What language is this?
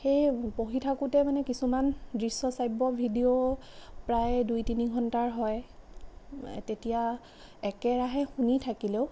Assamese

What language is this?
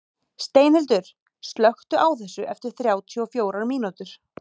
Icelandic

